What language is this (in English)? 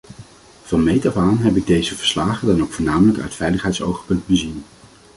Dutch